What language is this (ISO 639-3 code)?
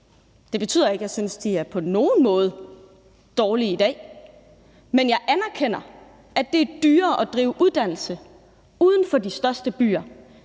dan